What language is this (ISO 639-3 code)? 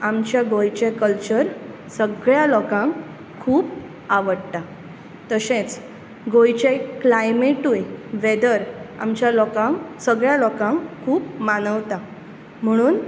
kok